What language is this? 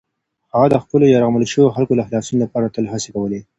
Pashto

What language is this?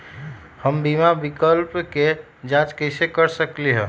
Magahi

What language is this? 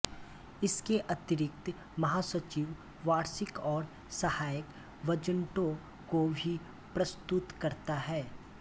Hindi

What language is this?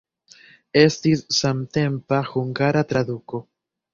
Esperanto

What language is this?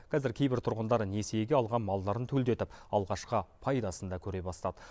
Kazakh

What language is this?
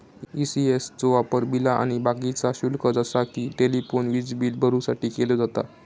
Marathi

